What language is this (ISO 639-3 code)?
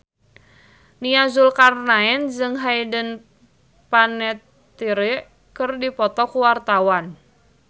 sun